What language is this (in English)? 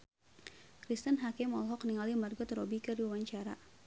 Sundanese